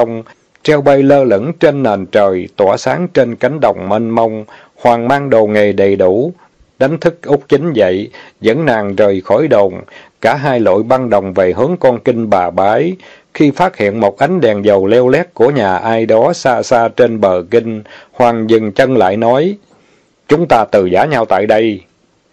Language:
Vietnamese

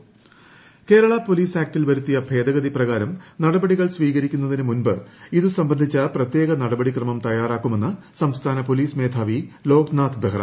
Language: Malayalam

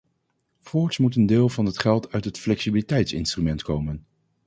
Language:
Dutch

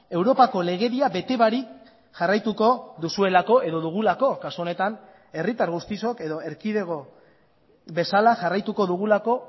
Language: Basque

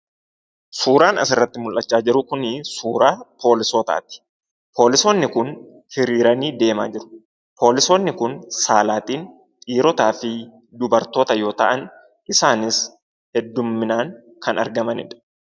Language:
Oromo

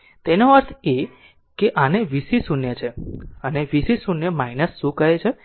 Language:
Gujarati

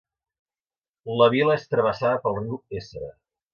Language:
Catalan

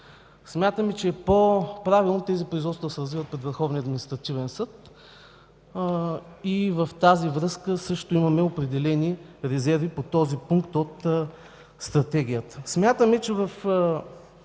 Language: Bulgarian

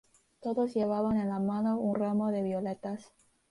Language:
Spanish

